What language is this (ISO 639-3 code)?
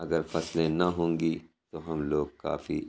urd